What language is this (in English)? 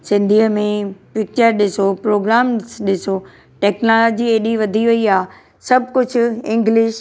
Sindhi